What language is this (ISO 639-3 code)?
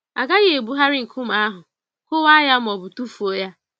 ibo